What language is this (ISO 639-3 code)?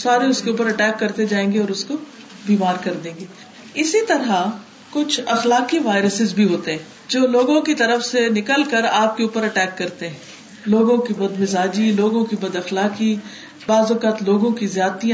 urd